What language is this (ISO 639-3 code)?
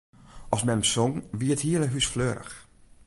fry